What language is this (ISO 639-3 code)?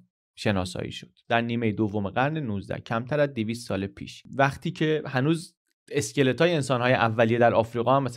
fas